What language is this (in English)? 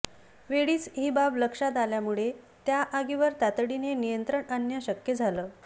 Marathi